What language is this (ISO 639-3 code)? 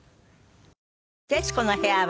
jpn